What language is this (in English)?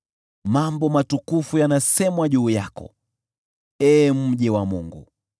Swahili